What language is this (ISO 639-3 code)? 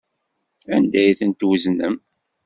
kab